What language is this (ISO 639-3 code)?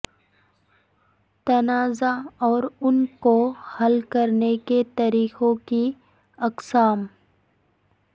urd